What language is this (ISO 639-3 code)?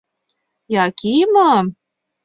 chm